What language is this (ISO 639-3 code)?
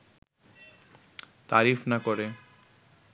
ben